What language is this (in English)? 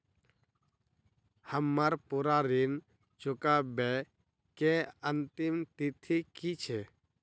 Maithili